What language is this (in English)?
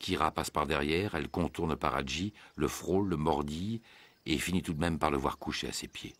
French